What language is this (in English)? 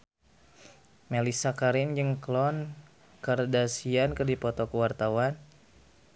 Sundanese